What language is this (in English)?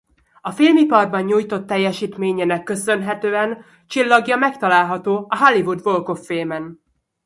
Hungarian